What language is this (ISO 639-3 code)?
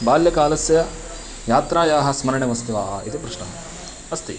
san